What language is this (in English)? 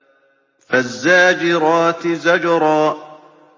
Arabic